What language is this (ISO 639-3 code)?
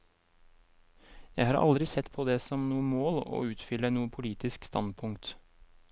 nor